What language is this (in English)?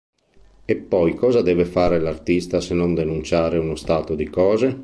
Italian